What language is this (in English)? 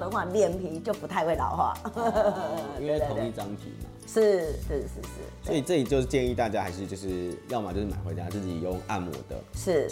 Chinese